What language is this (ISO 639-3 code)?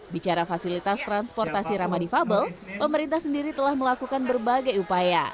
ind